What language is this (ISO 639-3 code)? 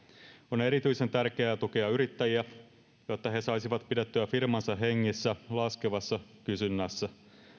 fin